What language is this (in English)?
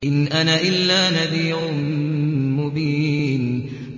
Arabic